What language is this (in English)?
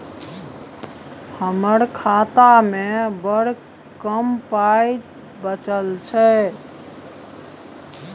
Maithili